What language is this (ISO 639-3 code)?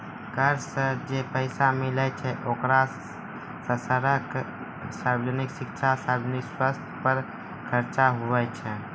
mai